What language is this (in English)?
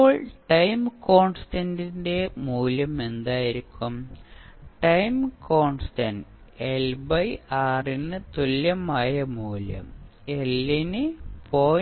Malayalam